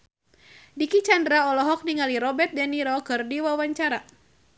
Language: Sundanese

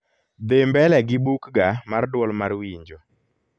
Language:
Luo (Kenya and Tanzania)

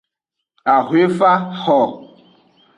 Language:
Aja (Benin)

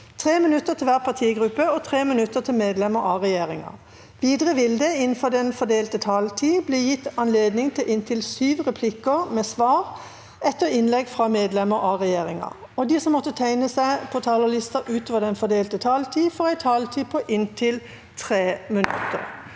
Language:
Norwegian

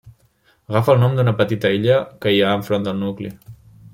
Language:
Catalan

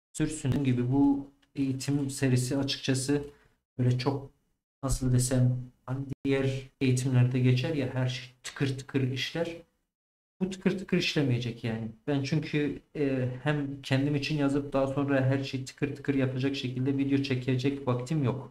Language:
Turkish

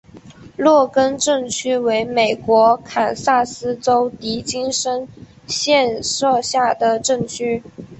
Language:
Chinese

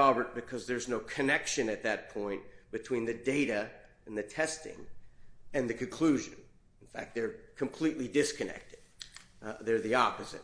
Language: English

